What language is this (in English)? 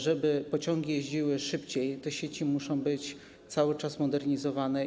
Polish